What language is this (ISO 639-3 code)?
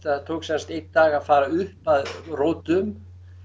isl